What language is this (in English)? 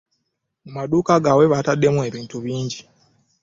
Ganda